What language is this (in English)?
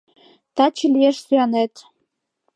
Mari